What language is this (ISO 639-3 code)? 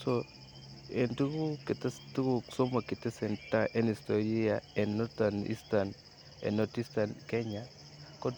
kln